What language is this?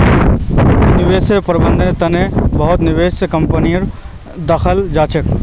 Magahi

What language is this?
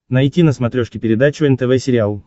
Russian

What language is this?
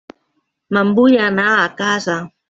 Catalan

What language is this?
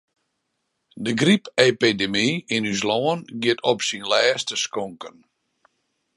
Western Frisian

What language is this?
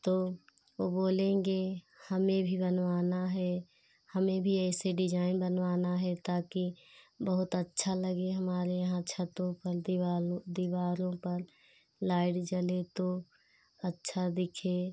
Hindi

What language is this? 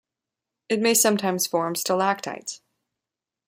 English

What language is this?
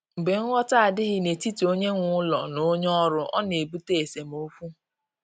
Igbo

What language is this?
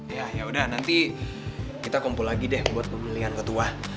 Indonesian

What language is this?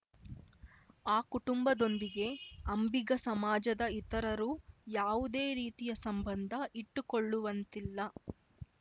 Kannada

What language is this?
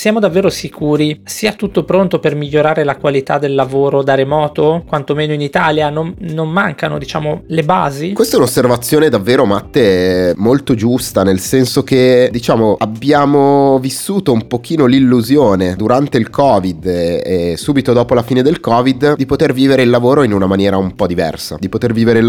Italian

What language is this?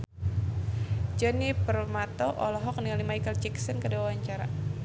Sundanese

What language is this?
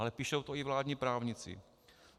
Czech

